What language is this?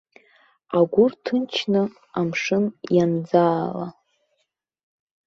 Abkhazian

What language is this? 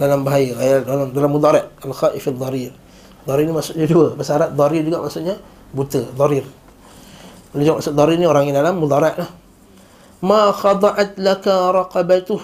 Malay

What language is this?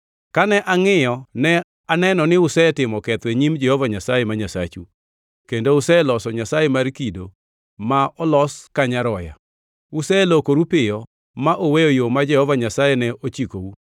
Luo (Kenya and Tanzania)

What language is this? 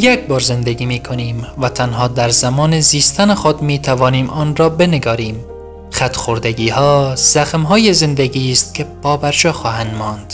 Persian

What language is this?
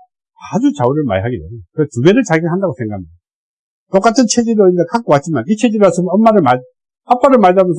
Korean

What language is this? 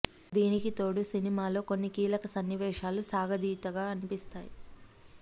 Telugu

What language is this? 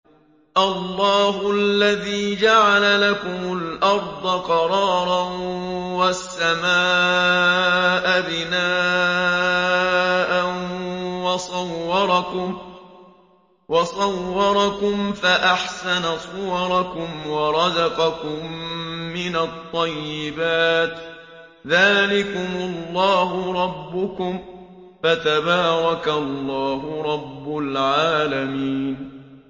Arabic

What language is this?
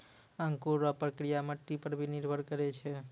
Maithili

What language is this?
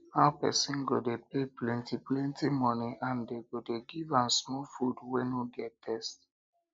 Nigerian Pidgin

